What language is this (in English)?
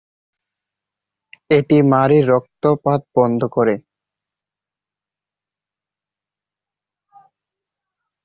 Bangla